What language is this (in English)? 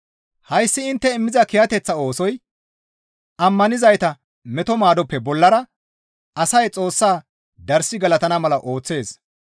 Gamo